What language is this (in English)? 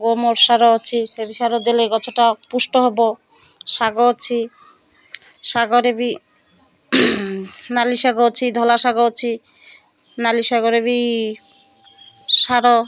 Odia